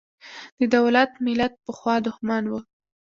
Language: Pashto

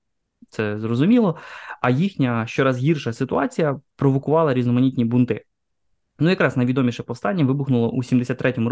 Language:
Ukrainian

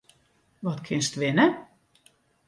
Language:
Western Frisian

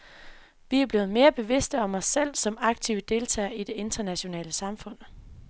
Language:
Danish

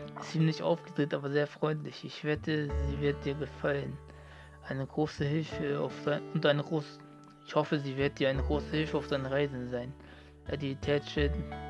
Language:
German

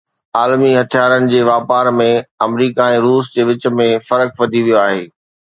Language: Sindhi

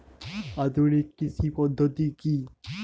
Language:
Bangla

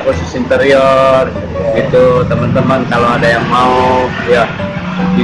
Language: Indonesian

